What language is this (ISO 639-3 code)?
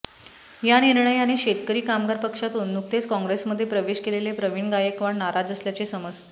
mar